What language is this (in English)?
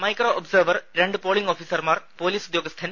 Malayalam